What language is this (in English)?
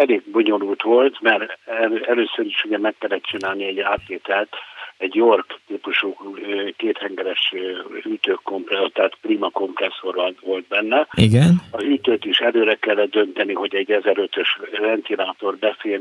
Hungarian